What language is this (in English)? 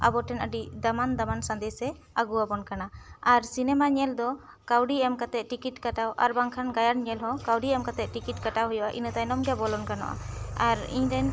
Santali